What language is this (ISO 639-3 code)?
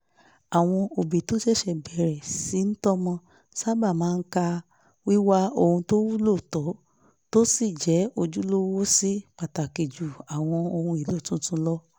yor